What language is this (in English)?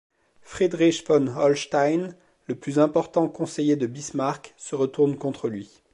French